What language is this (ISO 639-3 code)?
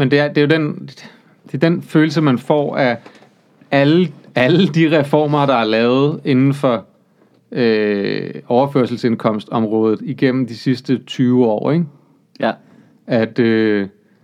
dan